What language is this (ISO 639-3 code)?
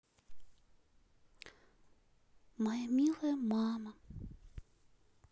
rus